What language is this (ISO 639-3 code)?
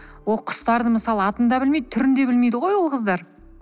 kaz